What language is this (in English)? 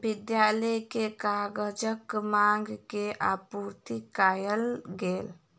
Maithili